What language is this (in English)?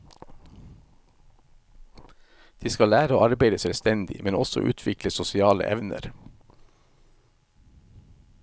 Norwegian